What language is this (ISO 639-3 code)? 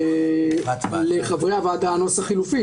heb